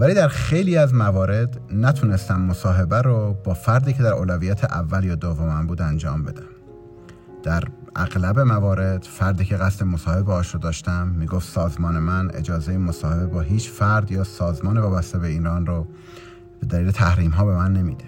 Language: Persian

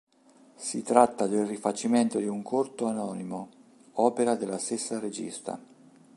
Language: Italian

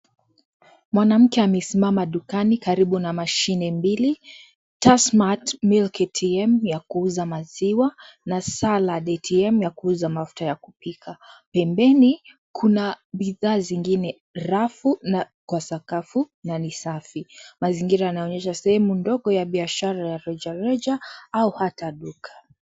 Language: Swahili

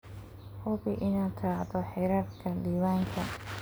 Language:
Somali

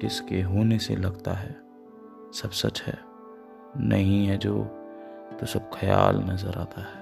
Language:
Urdu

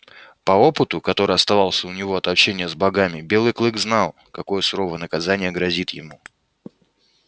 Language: Russian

